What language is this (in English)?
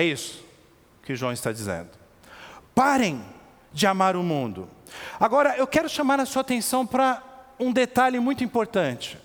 Portuguese